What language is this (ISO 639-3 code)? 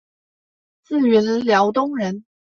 zho